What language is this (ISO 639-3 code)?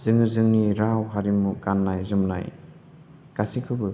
brx